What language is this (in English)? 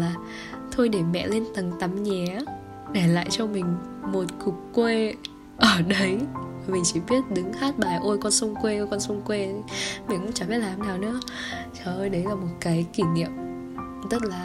Vietnamese